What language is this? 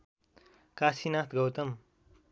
Nepali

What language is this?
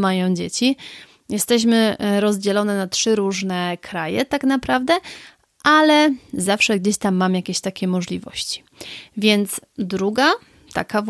Polish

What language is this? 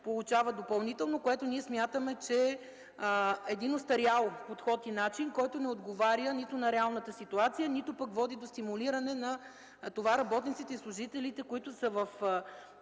Bulgarian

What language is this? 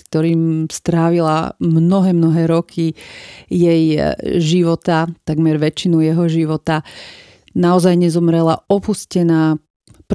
Slovak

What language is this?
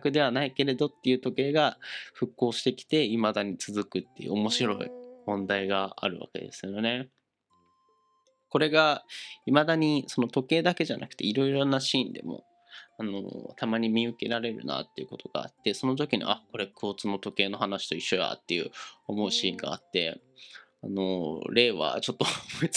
Japanese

